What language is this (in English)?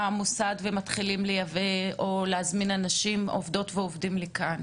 Hebrew